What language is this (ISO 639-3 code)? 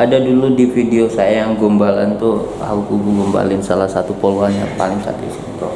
ind